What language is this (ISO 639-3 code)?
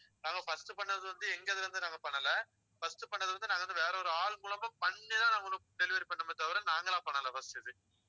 tam